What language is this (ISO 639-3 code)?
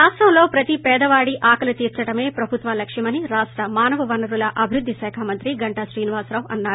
tel